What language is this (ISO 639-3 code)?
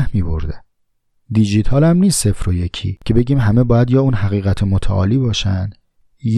fas